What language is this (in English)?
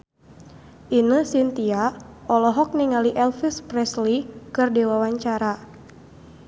Sundanese